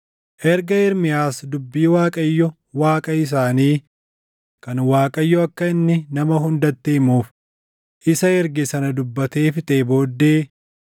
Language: Oromo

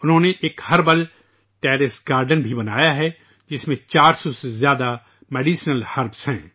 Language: Urdu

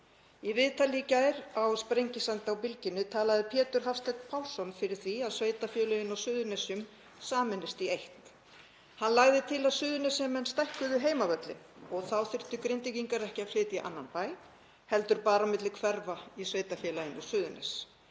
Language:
Icelandic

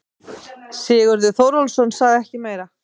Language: Icelandic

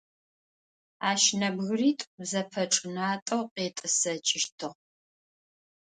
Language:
Adyghe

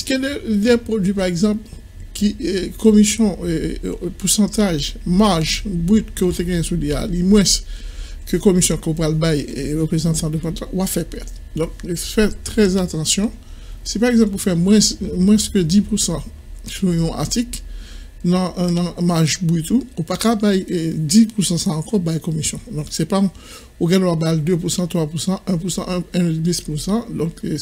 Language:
French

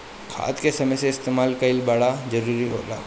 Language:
Bhojpuri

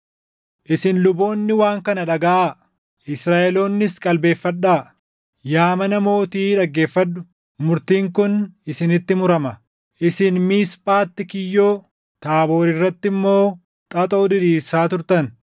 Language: Oromo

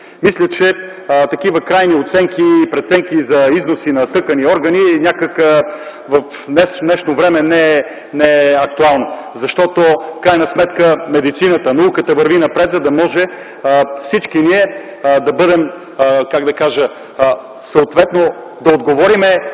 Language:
Bulgarian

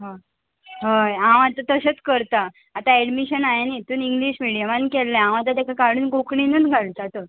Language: Konkani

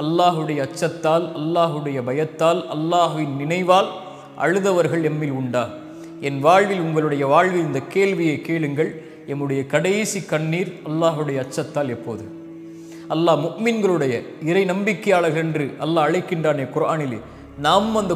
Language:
Arabic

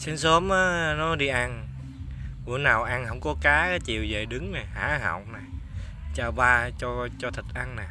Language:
Vietnamese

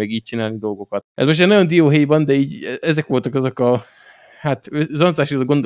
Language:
Hungarian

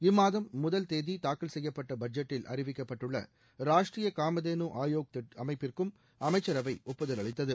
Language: Tamil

